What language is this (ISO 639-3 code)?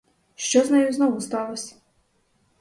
ukr